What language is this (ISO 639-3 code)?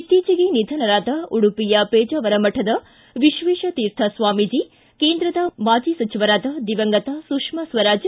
kan